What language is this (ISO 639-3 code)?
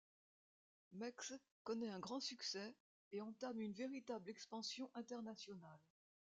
fra